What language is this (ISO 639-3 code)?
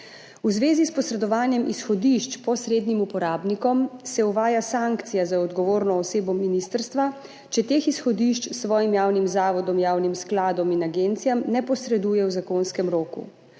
slv